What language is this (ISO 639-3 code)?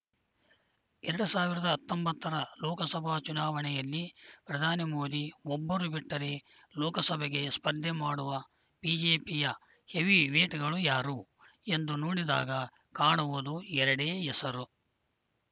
kan